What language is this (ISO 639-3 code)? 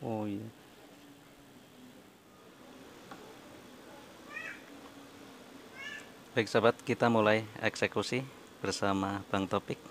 ind